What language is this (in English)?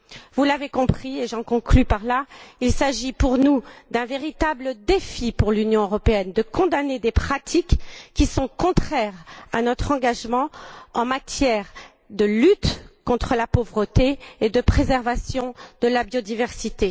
French